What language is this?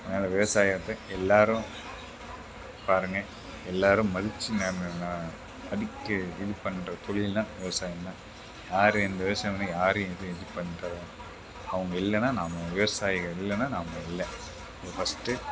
Tamil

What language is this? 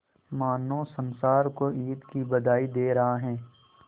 Hindi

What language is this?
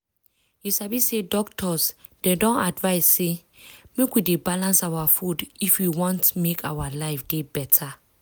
Nigerian Pidgin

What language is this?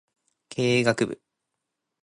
Japanese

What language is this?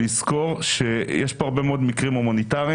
Hebrew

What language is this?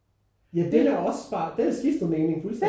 Danish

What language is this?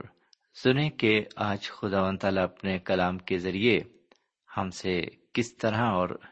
Urdu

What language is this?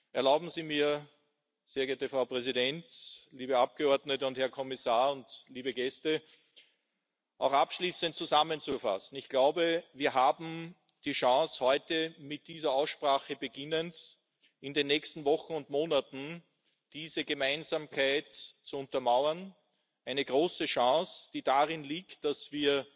German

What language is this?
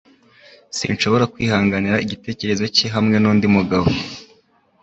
Kinyarwanda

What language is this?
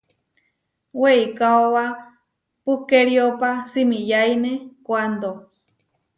Huarijio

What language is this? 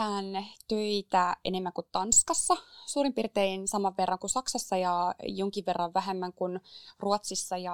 Finnish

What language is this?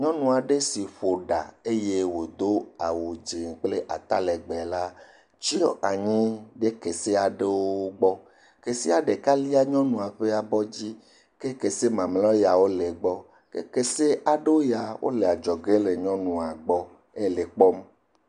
Ewe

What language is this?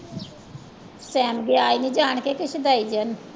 Punjabi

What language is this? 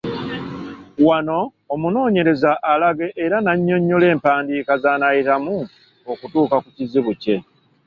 Ganda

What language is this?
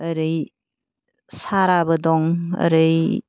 Bodo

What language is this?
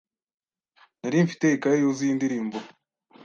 Kinyarwanda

